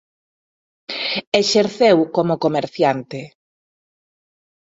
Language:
Galician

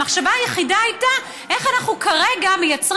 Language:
Hebrew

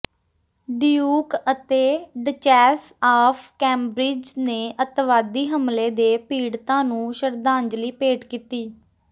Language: Punjabi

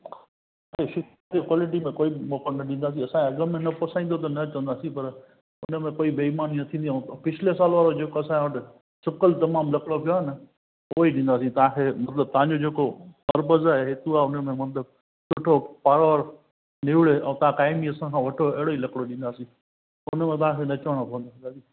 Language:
Sindhi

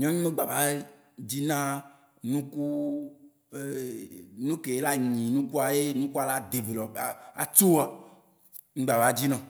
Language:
Waci Gbe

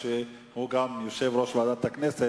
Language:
Hebrew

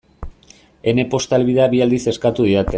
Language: Basque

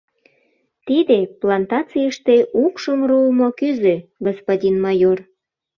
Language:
Mari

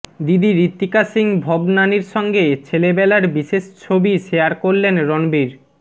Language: Bangla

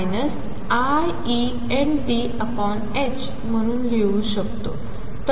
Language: Marathi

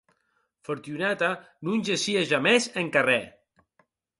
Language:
Occitan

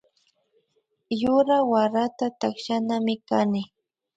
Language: Imbabura Highland Quichua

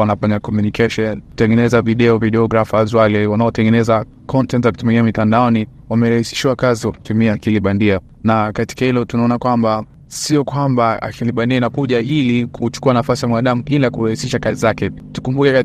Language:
Swahili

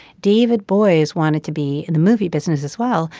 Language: English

